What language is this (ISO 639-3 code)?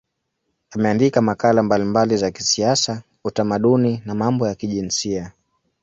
swa